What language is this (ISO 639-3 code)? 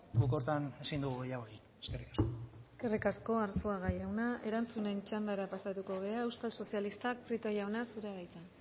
eus